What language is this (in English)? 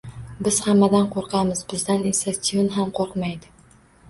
Uzbek